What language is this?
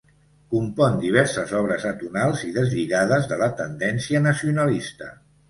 Catalan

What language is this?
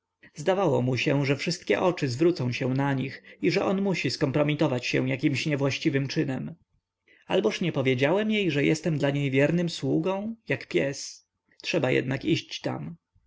Polish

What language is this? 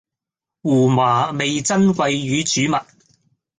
Cantonese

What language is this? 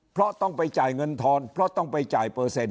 Thai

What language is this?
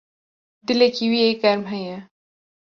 Kurdish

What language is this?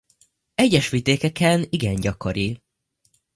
Hungarian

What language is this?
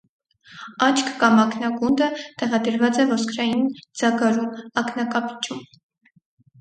Armenian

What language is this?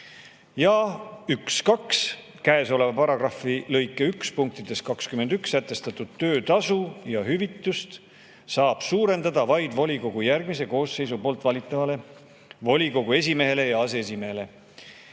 Estonian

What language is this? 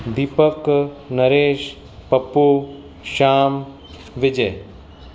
Sindhi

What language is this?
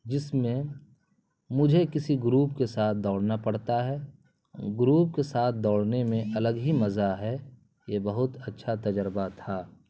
Urdu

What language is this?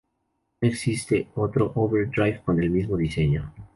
Spanish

